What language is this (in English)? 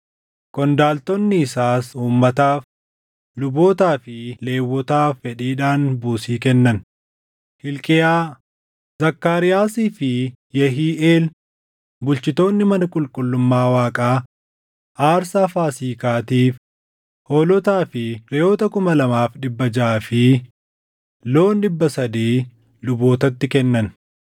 Oromo